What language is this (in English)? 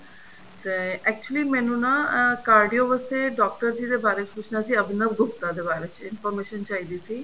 Punjabi